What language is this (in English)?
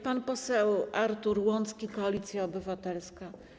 Polish